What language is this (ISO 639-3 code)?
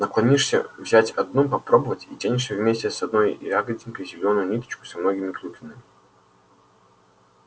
rus